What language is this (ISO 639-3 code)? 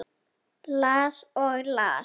isl